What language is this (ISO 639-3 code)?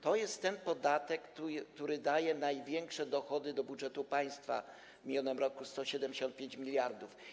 pol